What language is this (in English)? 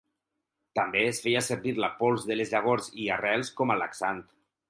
Catalan